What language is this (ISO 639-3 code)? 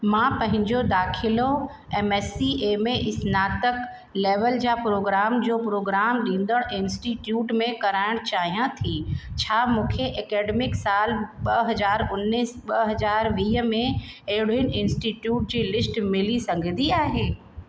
snd